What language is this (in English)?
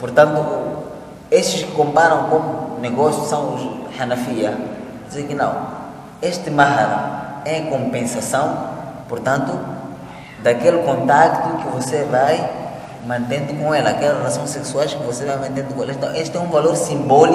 Portuguese